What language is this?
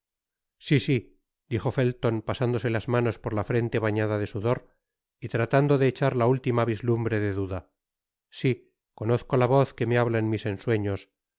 Spanish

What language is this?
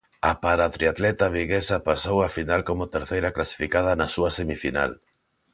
Galician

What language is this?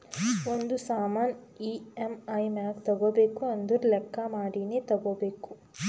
Kannada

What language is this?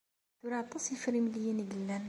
Kabyle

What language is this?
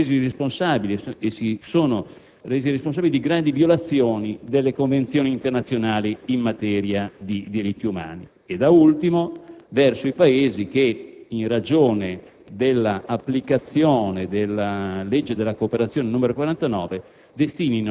Italian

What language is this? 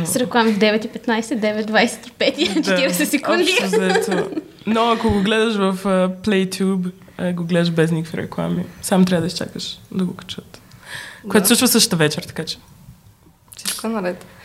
Bulgarian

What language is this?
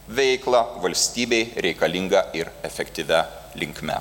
Lithuanian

